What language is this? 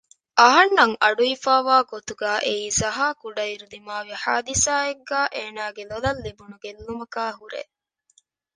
Divehi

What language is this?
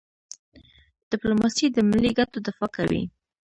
Pashto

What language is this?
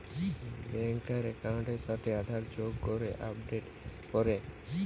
Bangla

